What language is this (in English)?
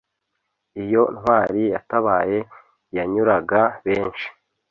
Kinyarwanda